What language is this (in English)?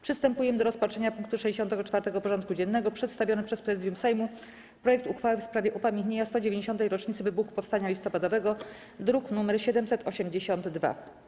Polish